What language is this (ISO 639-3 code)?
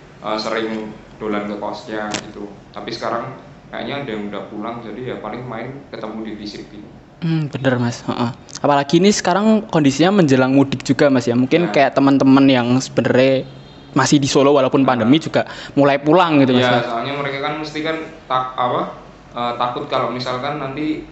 ind